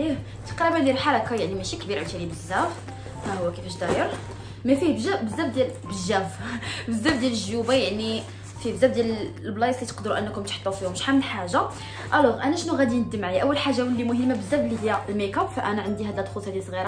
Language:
Arabic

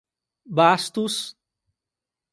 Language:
Portuguese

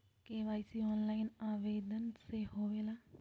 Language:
Magahi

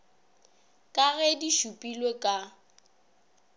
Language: Northern Sotho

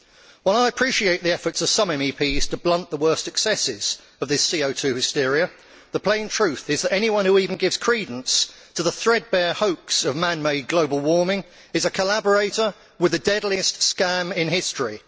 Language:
English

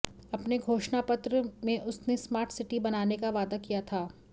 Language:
Hindi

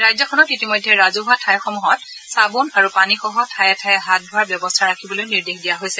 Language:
Assamese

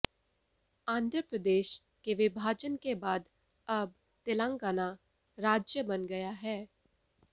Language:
Hindi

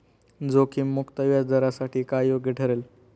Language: Marathi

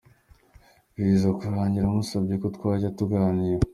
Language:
Kinyarwanda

